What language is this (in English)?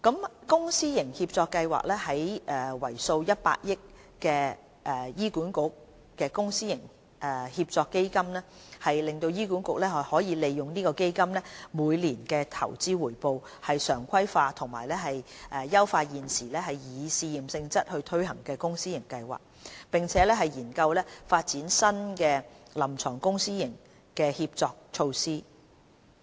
Cantonese